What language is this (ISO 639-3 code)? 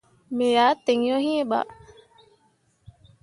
mua